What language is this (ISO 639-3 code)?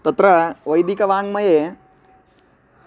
san